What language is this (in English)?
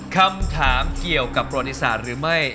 Thai